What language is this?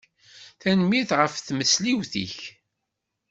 Kabyle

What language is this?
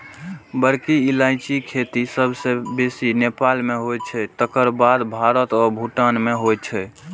Maithili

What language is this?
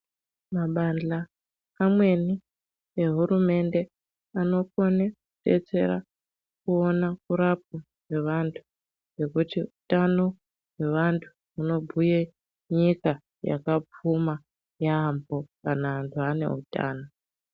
Ndau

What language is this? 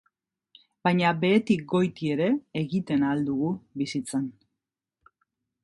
Basque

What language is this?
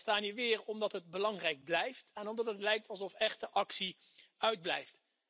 Dutch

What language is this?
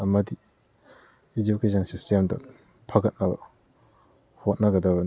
Manipuri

